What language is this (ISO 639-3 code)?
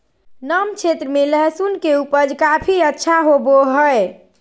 mag